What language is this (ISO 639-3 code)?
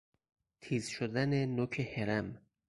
fas